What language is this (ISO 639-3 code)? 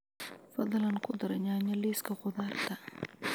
som